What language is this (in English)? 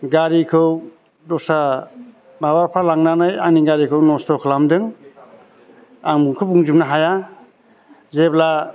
Bodo